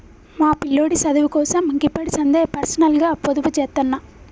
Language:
Telugu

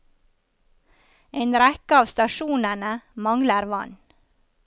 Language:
Norwegian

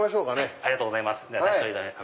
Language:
Japanese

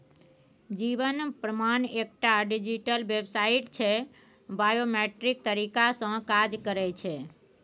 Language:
Maithili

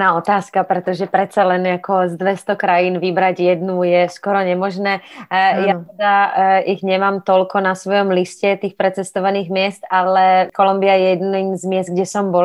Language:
Slovak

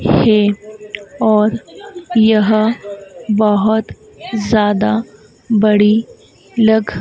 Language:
Hindi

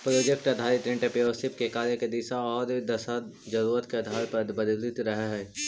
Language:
Magahi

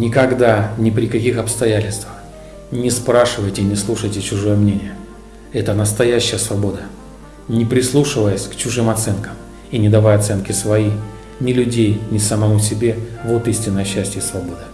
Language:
Russian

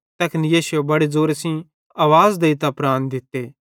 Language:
Bhadrawahi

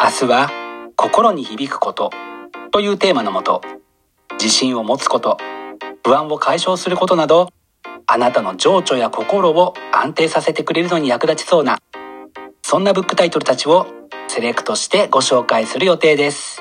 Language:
Japanese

